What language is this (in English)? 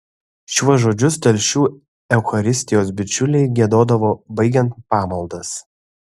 Lithuanian